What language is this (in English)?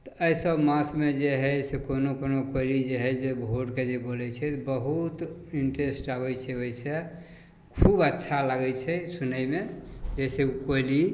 Maithili